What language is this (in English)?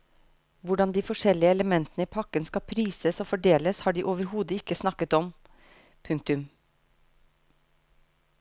Norwegian